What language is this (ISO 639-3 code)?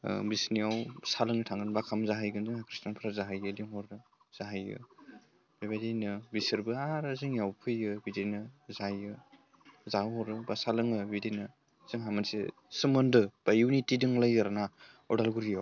brx